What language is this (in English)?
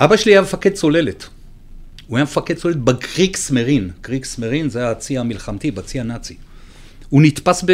Hebrew